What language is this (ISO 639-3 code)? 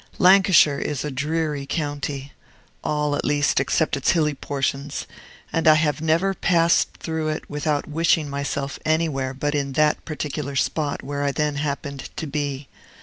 eng